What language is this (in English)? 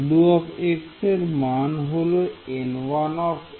Bangla